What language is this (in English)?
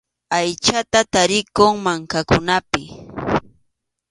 Arequipa-La Unión Quechua